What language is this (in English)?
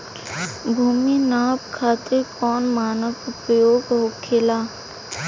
Bhojpuri